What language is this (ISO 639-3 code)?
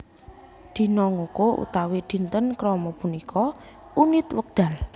jav